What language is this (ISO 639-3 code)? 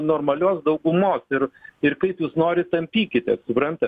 lit